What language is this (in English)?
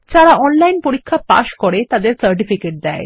Bangla